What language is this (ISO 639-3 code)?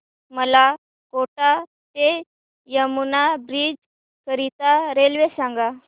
mar